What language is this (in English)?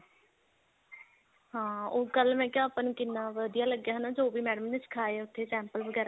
Punjabi